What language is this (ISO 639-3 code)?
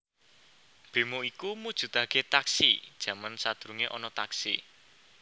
jav